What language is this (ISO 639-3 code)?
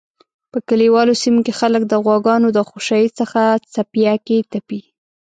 pus